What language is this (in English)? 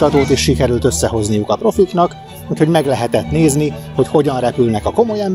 Hungarian